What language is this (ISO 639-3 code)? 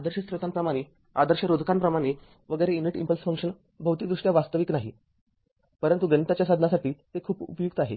mar